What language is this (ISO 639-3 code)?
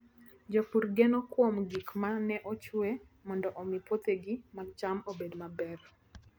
luo